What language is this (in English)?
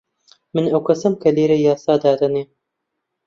Central Kurdish